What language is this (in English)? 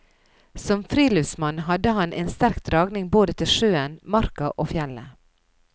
Norwegian